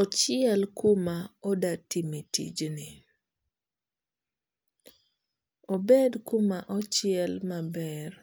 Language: Luo (Kenya and Tanzania)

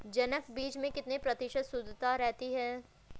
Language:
Hindi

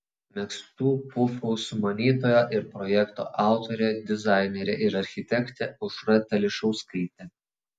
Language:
Lithuanian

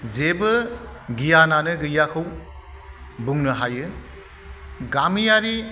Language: Bodo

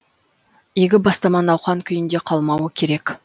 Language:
Kazakh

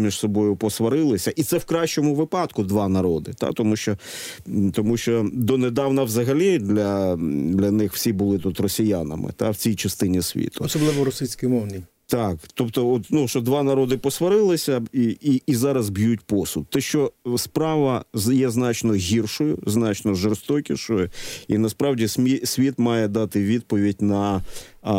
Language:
Ukrainian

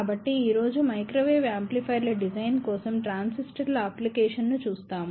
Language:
Telugu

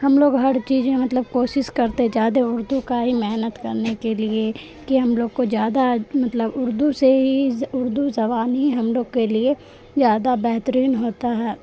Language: Urdu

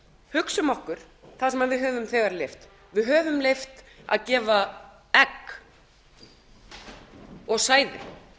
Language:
Icelandic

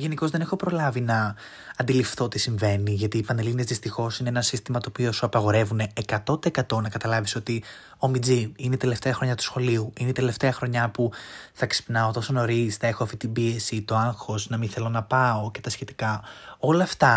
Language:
Greek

